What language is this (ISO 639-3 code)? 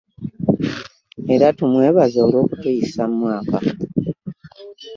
lug